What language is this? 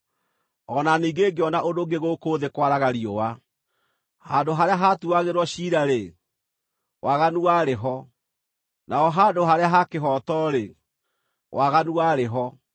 Kikuyu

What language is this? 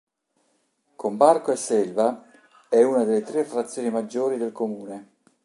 Italian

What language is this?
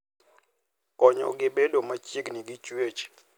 Luo (Kenya and Tanzania)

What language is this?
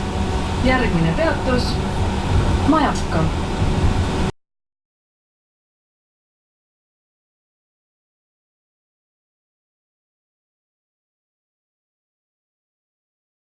Estonian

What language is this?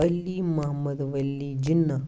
Kashmiri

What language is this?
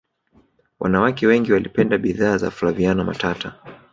Swahili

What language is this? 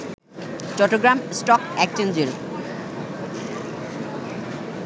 Bangla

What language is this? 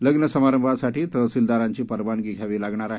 Marathi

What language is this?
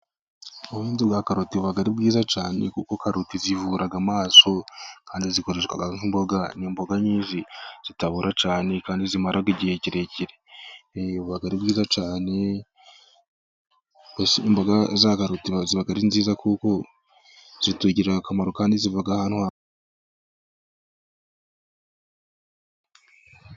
Kinyarwanda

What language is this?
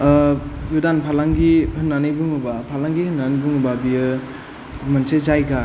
Bodo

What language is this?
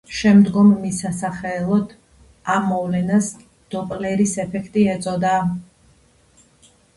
Georgian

